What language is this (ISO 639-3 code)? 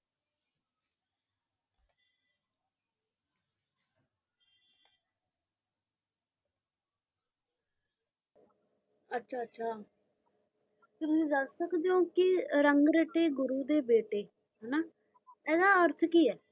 pan